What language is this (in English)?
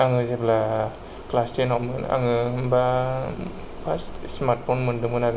Bodo